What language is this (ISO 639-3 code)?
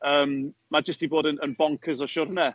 cym